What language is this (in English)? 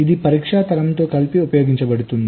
Telugu